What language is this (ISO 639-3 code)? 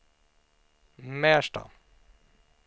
swe